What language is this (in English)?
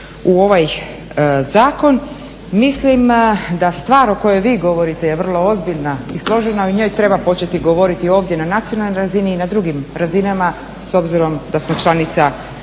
Croatian